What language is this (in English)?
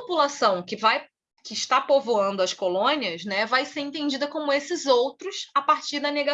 Portuguese